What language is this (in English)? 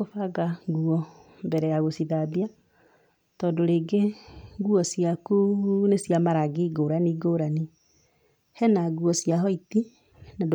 Kikuyu